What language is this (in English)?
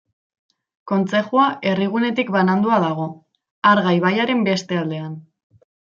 Basque